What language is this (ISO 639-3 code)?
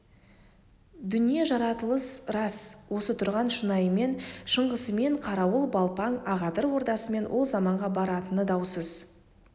kaz